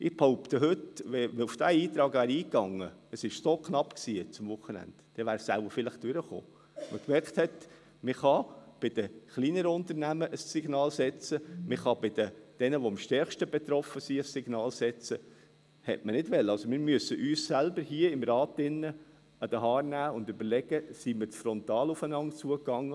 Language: Swiss German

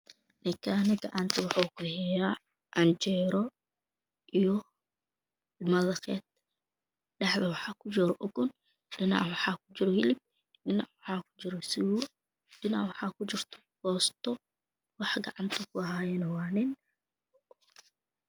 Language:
Somali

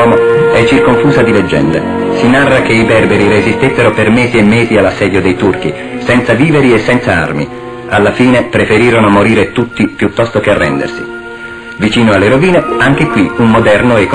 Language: Italian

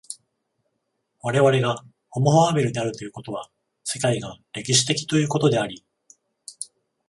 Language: Japanese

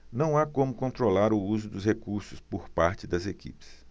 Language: Portuguese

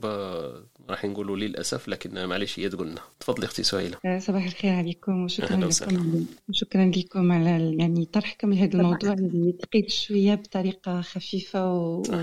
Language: Arabic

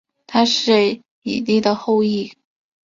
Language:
Chinese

